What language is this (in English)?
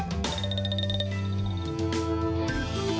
Thai